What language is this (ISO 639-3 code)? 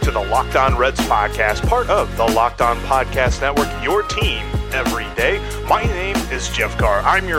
eng